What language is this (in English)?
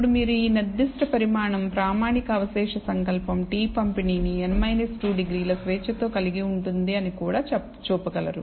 Telugu